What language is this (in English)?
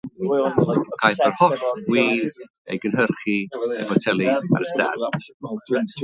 Welsh